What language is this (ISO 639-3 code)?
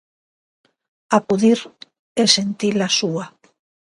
glg